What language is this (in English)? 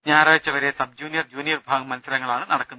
Malayalam